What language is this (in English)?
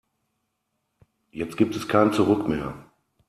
German